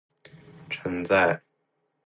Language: Chinese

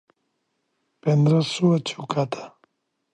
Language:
Catalan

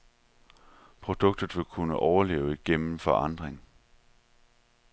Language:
Danish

